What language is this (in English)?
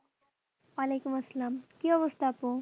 Bangla